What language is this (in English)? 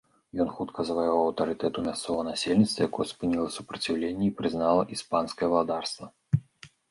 Belarusian